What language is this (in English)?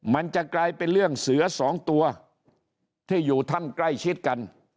Thai